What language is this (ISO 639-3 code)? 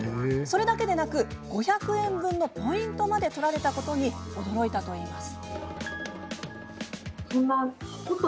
jpn